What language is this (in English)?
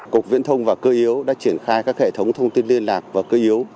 Vietnamese